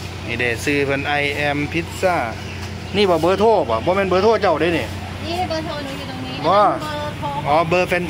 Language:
Thai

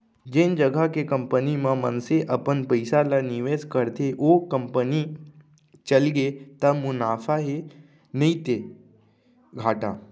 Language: Chhattisgarhi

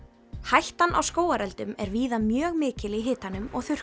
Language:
Icelandic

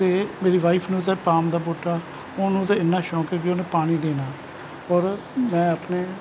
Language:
Punjabi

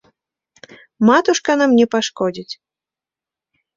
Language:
Belarusian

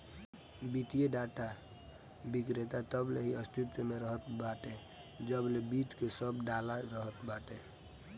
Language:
Bhojpuri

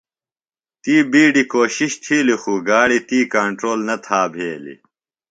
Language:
Phalura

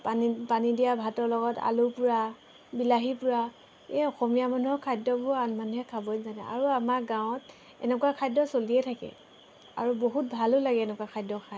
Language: Assamese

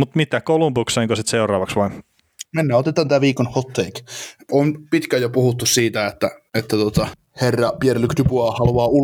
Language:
Finnish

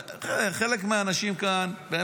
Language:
Hebrew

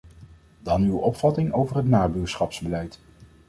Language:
Dutch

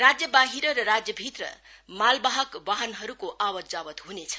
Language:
Nepali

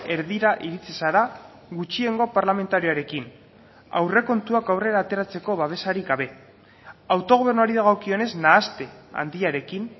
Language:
Basque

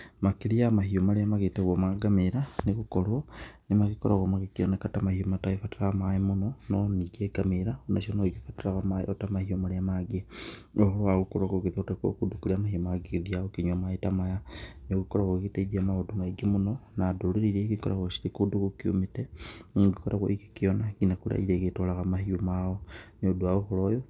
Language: Kikuyu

